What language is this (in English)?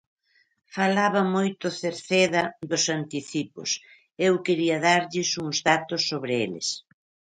Galician